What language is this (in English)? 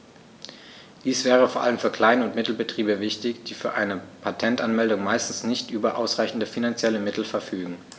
German